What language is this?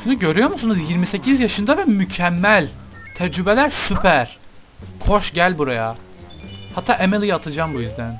Turkish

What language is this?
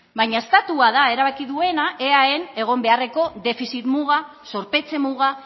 Basque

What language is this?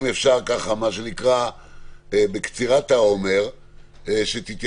Hebrew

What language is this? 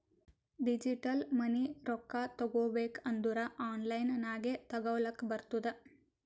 Kannada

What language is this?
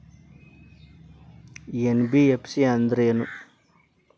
Kannada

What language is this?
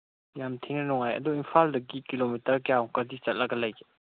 Manipuri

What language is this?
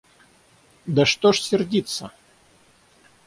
Russian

